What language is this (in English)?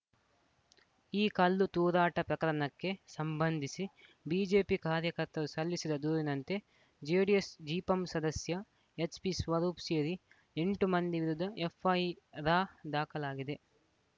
Kannada